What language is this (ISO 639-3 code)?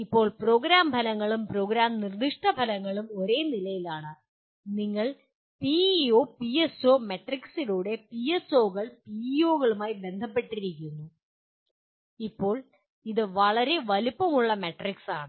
mal